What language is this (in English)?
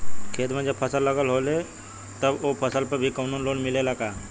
Bhojpuri